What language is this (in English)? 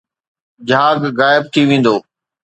Sindhi